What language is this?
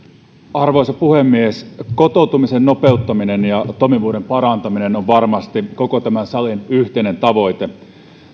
Finnish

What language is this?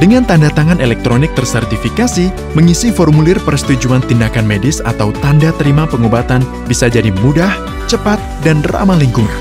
Indonesian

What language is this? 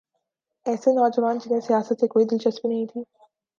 Urdu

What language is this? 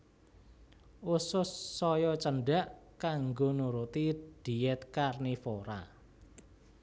Javanese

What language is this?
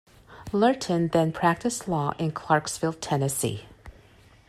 English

